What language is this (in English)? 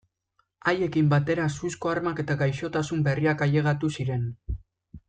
Basque